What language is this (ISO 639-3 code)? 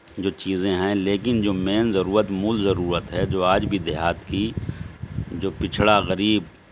urd